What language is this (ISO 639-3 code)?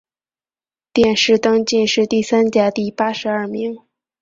zho